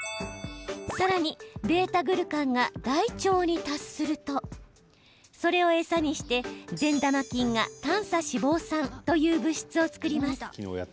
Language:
Japanese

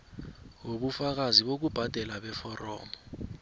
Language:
South Ndebele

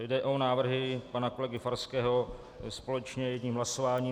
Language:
Czech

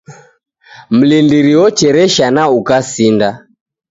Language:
Taita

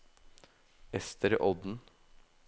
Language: Norwegian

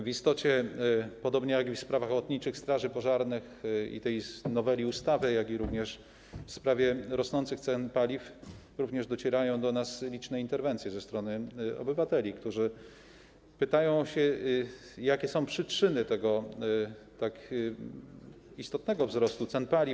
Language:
Polish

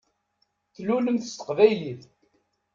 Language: Kabyle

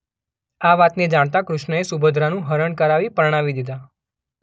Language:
Gujarati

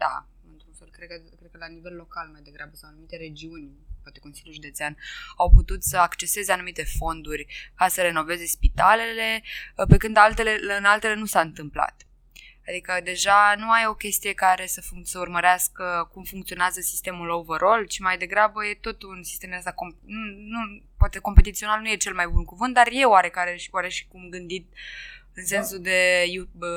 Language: Romanian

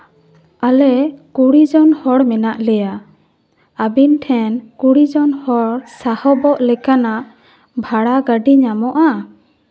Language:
Santali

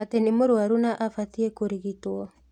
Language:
Kikuyu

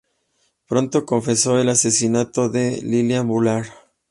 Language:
Spanish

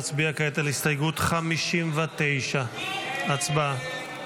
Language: Hebrew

